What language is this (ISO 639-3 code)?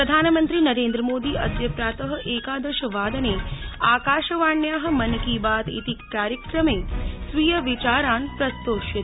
san